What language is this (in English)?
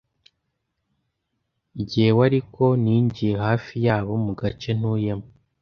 Kinyarwanda